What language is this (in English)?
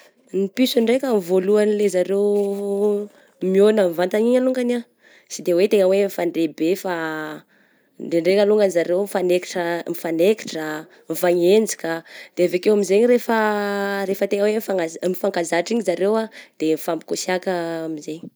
Southern Betsimisaraka Malagasy